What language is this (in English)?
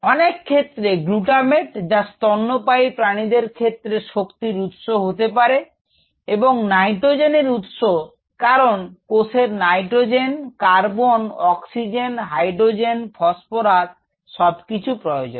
Bangla